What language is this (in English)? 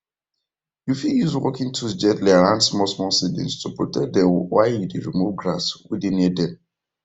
Nigerian Pidgin